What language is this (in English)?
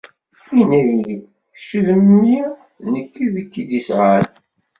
Kabyle